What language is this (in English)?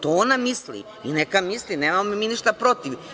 Serbian